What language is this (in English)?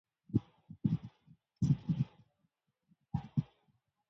English